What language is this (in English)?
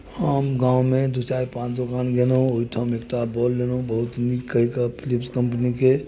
Maithili